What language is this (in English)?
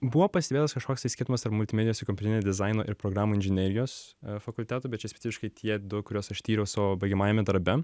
Lithuanian